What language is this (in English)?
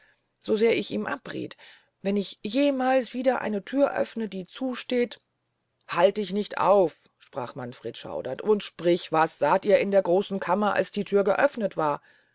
German